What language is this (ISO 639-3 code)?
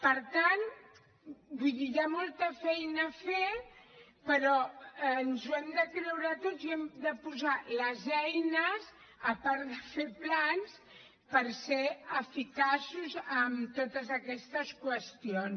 cat